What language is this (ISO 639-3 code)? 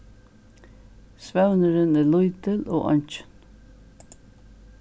fao